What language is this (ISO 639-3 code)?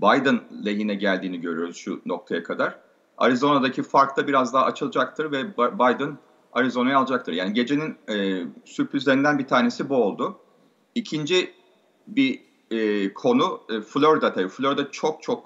tur